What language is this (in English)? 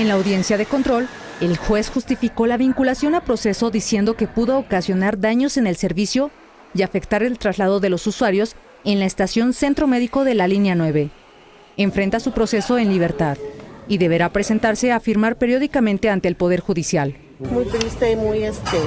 Spanish